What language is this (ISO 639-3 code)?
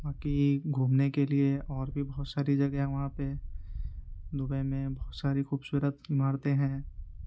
urd